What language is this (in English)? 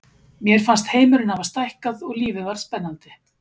Icelandic